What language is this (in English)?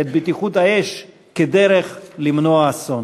Hebrew